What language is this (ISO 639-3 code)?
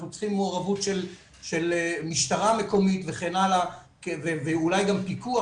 heb